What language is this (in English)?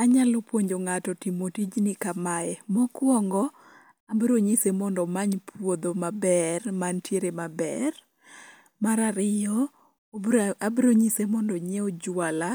Luo (Kenya and Tanzania)